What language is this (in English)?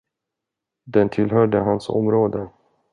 Swedish